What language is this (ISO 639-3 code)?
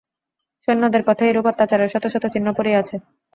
ben